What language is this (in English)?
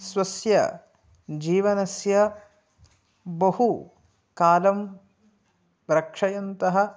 Sanskrit